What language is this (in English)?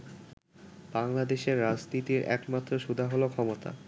Bangla